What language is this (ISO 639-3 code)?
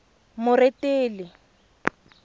tsn